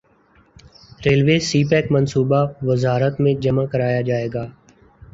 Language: Urdu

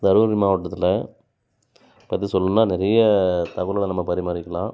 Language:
Tamil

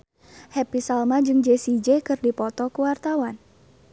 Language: Sundanese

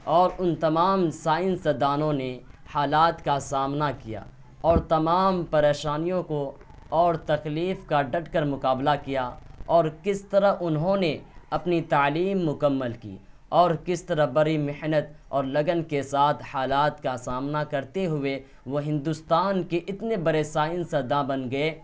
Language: Urdu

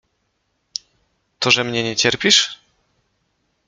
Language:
Polish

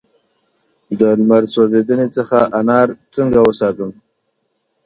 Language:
Pashto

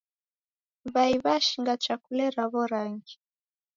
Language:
Taita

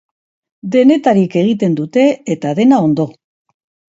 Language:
Basque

